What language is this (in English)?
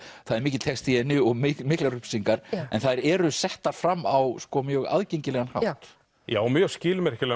Icelandic